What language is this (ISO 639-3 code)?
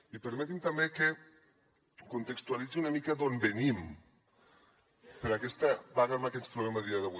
cat